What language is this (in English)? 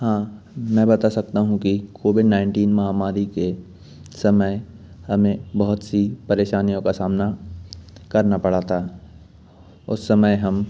Hindi